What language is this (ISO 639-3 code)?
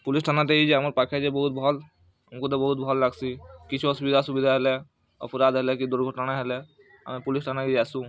ori